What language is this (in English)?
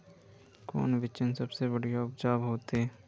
Magahi